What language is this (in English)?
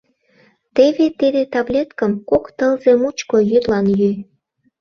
Mari